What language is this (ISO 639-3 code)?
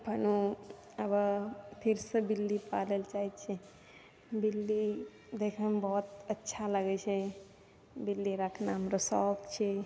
mai